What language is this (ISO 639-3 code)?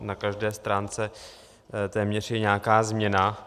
ces